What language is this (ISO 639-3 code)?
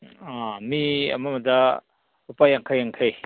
mni